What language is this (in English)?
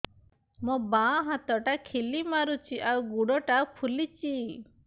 Odia